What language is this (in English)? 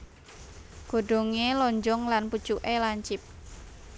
Javanese